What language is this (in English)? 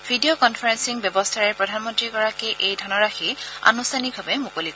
Assamese